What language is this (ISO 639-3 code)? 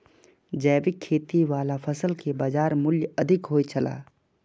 mai